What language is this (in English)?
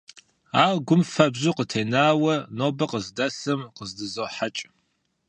Kabardian